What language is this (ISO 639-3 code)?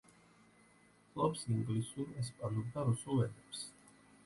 kat